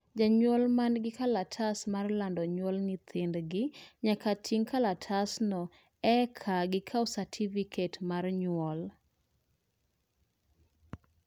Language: Luo (Kenya and Tanzania)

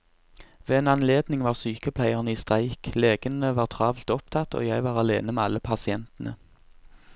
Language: Norwegian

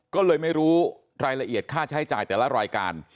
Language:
Thai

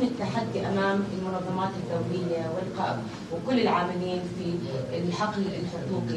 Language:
Arabic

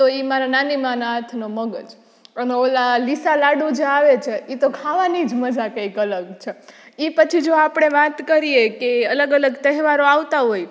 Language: Gujarati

